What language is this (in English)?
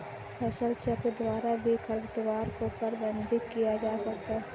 Hindi